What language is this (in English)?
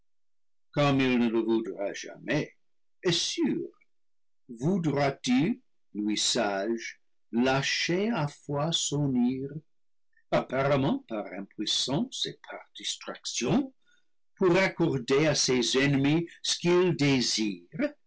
French